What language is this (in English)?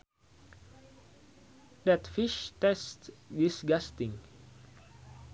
Sundanese